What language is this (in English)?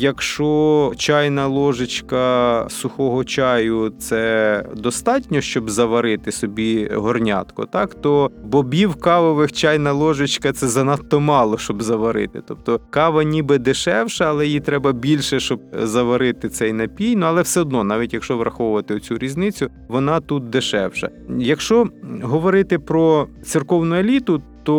Ukrainian